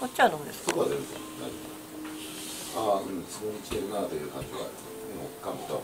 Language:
Japanese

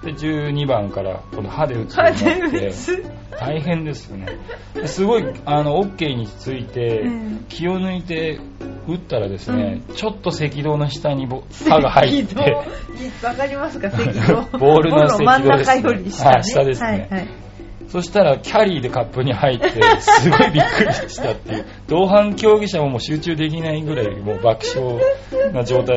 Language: Japanese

